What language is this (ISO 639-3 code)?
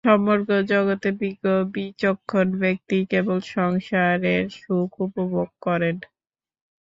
ben